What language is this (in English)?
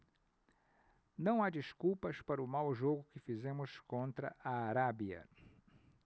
Portuguese